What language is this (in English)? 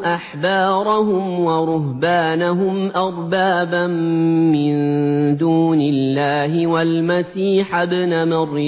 Arabic